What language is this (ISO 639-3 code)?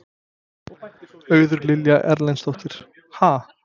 isl